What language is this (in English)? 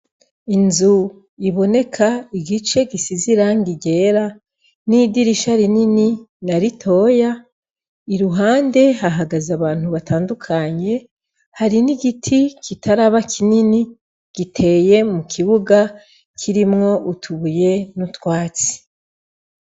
Rundi